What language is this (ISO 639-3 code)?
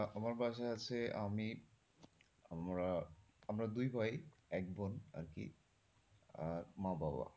ben